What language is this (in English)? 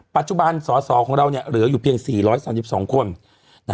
Thai